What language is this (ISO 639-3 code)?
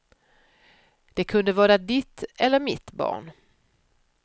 swe